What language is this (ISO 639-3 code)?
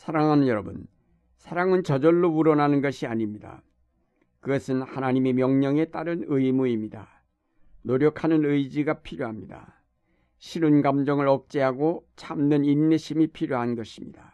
kor